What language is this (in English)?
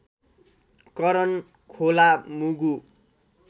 Nepali